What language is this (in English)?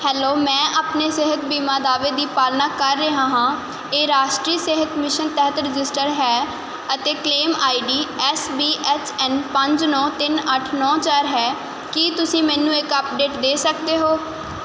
Punjabi